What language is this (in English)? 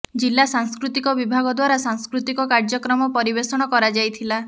Odia